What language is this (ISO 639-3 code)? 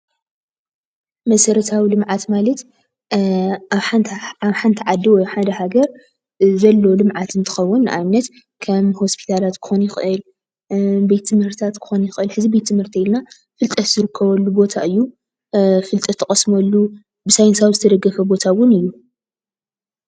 tir